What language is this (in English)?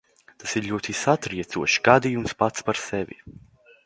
Latvian